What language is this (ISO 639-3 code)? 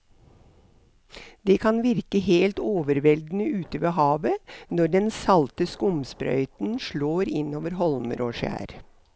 nor